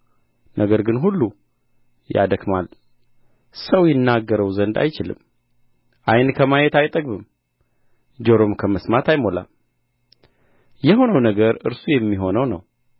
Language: Amharic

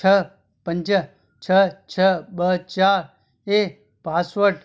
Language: Sindhi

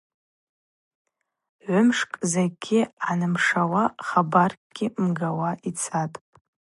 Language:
Abaza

